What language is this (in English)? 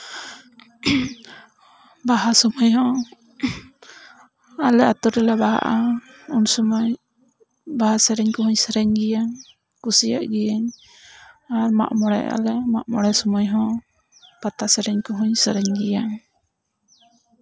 Santali